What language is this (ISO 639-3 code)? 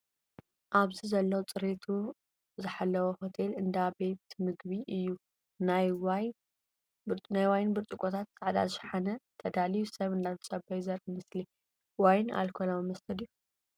tir